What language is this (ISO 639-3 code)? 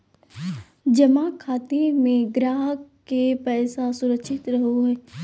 mag